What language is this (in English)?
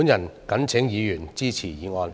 Cantonese